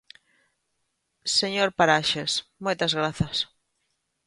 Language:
Galician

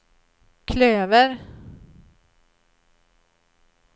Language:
Swedish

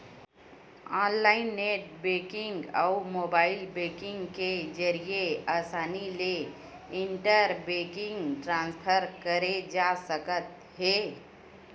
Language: Chhattisgarhi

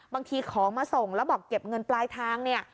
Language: Thai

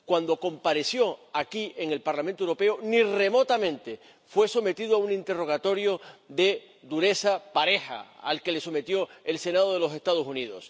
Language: Spanish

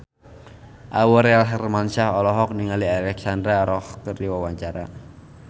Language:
Sundanese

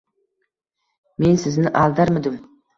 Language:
Uzbek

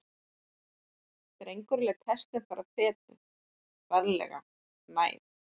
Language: Icelandic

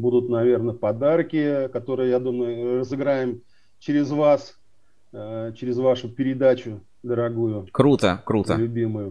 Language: Russian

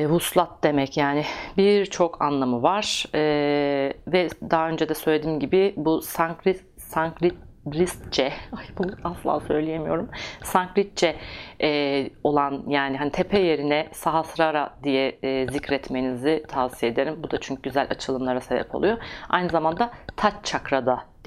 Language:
Turkish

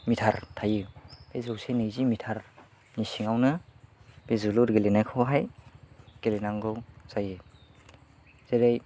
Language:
Bodo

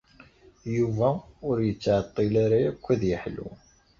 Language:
Kabyle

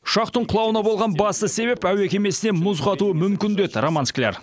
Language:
Kazakh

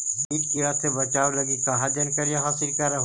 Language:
Magahi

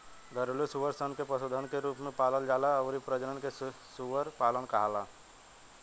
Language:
Bhojpuri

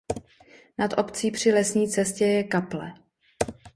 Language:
Czech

